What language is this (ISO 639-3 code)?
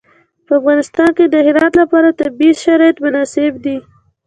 pus